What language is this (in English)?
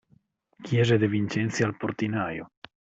Italian